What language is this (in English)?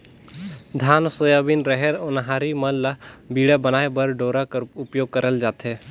Chhattisgarhi